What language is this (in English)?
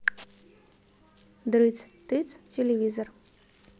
Russian